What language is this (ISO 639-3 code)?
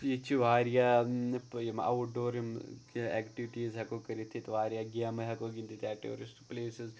kas